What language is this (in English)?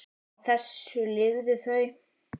Icelandic